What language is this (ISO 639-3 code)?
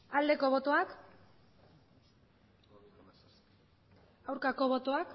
eus